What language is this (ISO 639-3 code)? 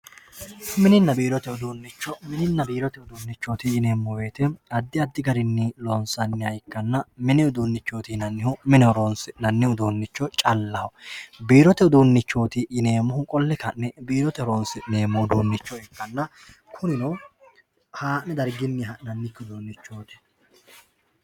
sid